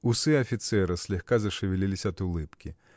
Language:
Russian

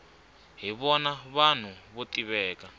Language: Tsonga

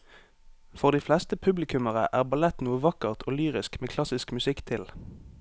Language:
Norwegian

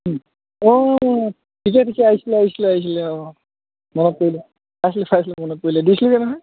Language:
Assamese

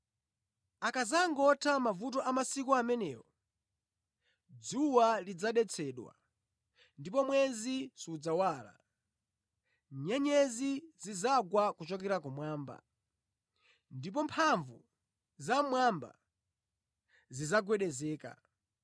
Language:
Nyanja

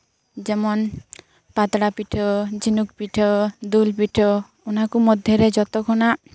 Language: Santali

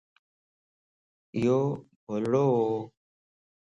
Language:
Lasi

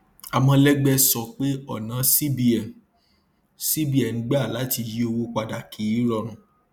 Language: Yoruba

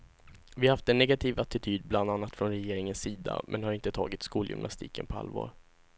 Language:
Swedish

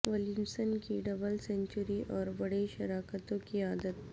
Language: Urdu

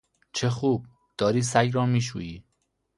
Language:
Persian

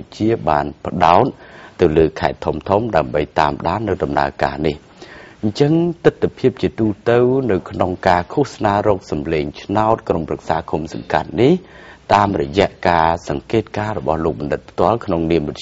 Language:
Thai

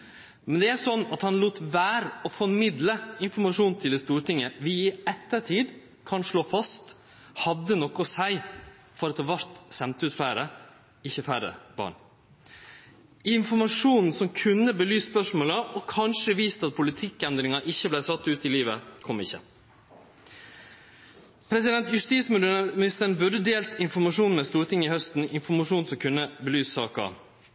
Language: Norwegian Nynorsk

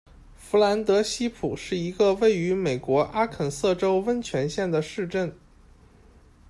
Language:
Chinese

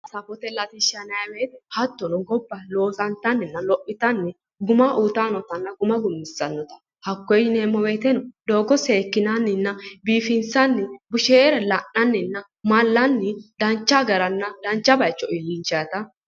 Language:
Sidamo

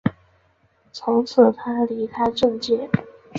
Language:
Chinese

